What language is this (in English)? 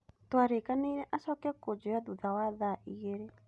Kikuyu